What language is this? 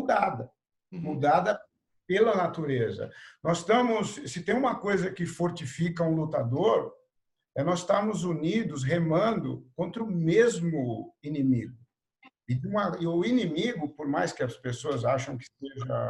Portuguese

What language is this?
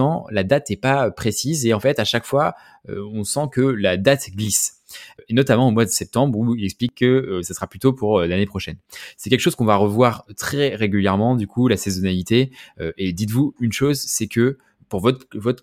French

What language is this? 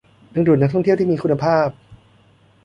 Thai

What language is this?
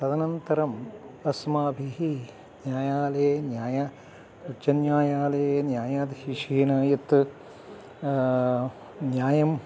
Sanskrit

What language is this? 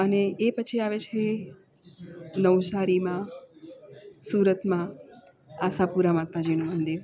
Gujarati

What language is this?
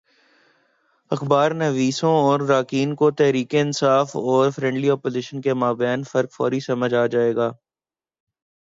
Urdu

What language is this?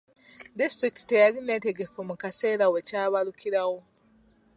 Ganda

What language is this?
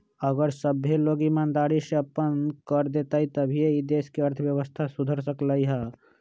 Magahi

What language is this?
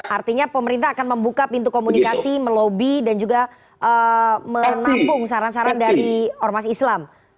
Indonesian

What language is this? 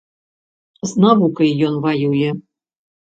Belarusian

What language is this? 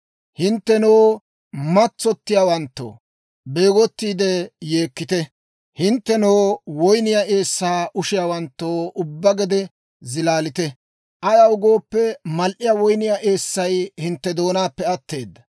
Dawro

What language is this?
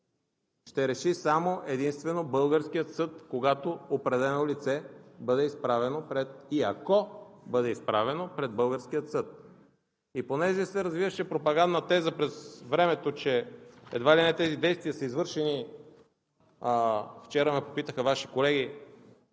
Bulgarian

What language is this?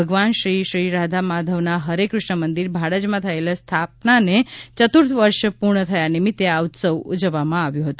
Gujarati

